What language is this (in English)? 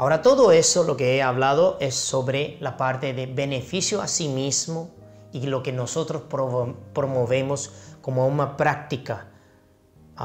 Spanish